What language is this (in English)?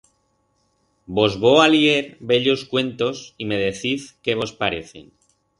Aragonese